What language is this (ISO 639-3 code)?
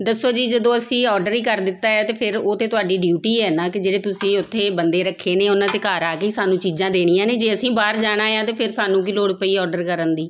pan